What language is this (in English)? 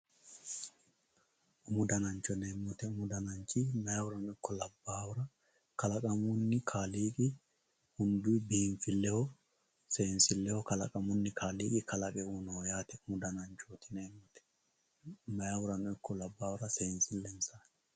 Sidamo